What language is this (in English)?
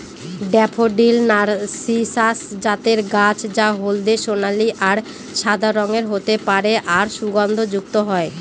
Bangla